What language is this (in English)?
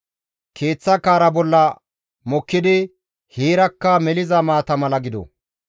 Gamo